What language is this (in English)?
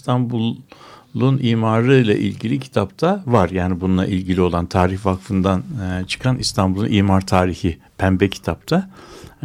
Turkish